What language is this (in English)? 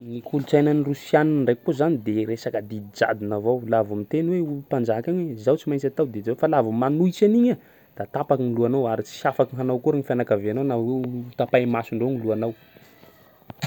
Sakalava Malagasy